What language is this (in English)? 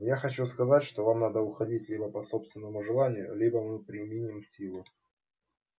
Russian